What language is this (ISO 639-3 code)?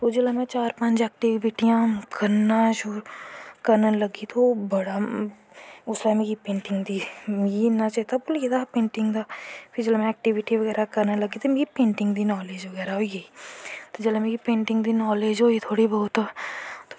doi